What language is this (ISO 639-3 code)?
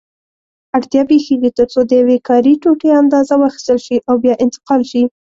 pus